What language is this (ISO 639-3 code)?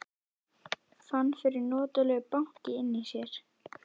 isl